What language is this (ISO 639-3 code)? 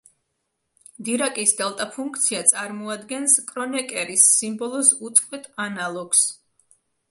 kat